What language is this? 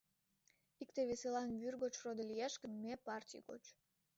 Mari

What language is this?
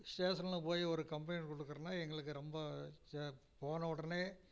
Tamil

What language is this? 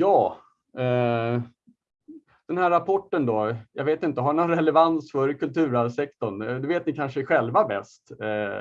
Swedish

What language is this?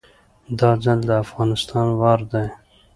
Pashto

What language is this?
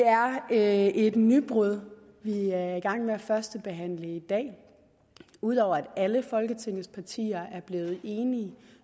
Danish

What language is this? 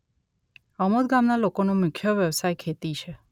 Gujarati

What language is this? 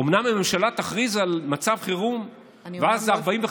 Hebrew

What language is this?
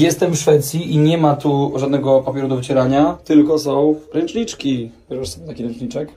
Polish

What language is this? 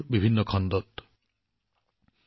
Assamese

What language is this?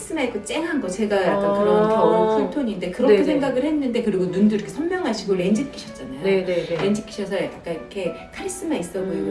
Korean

